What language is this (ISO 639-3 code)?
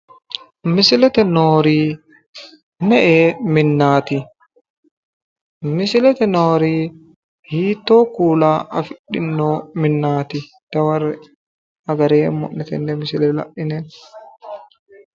sid